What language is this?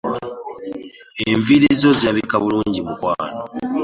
Ganda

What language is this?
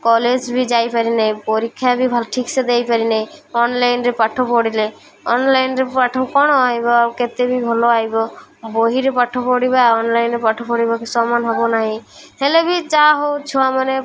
Odia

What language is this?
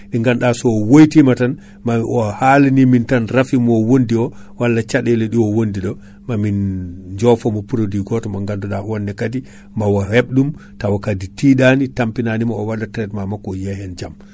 Fula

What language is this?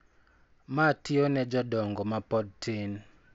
Luo (Kenya and Tanzania)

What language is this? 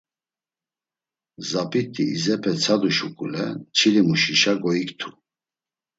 Laz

